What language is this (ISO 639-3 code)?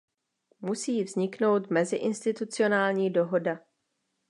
ces